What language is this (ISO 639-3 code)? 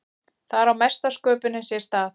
isl